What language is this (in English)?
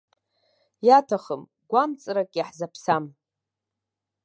Abkhazian